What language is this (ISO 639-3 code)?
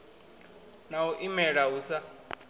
ven